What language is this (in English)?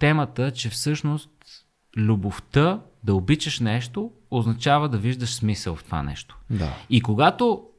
Bulgarian